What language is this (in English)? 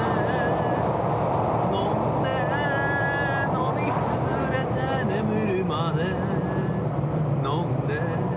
Japanese